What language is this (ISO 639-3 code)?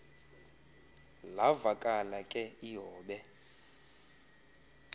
xho